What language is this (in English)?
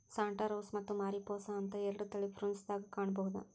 Kannada